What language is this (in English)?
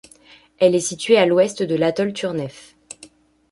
French